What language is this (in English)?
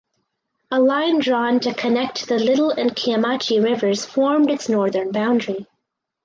English